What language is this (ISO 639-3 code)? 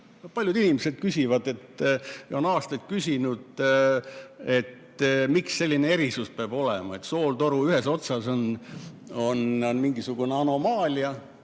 est